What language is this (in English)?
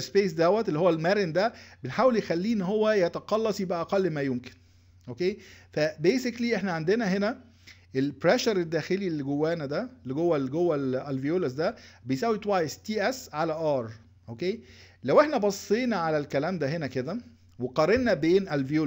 Arabic